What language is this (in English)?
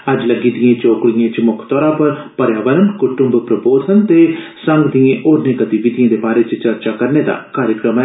Dogri